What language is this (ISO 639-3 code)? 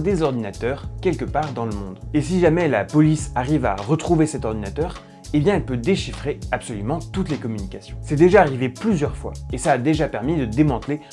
fra